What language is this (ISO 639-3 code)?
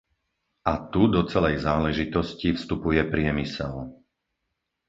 slk